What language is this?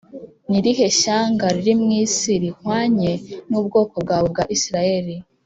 Kinyarwanda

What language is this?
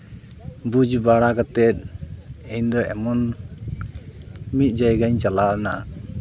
Santali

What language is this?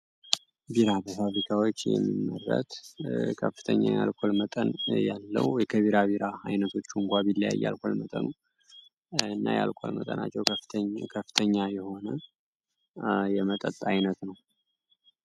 Amharic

